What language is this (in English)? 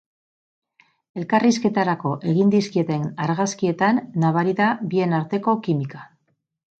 Basque